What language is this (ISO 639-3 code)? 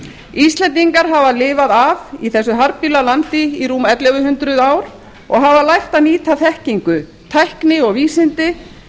isl